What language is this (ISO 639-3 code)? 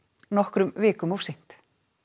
isl